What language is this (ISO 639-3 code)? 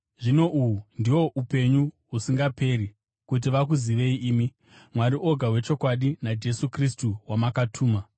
sna